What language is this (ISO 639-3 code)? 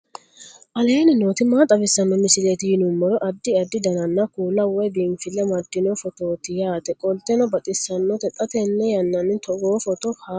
sid